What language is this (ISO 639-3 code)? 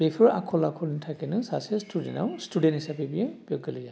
brx